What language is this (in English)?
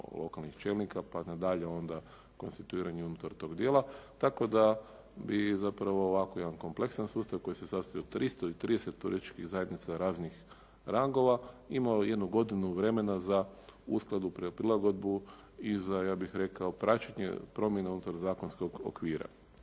Croatian